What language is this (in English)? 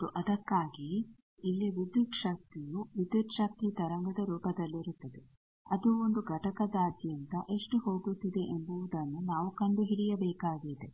Kannada